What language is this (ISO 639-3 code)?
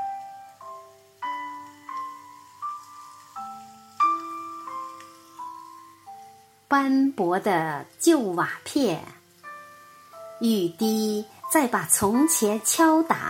zho